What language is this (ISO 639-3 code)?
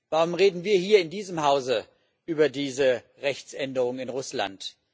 deu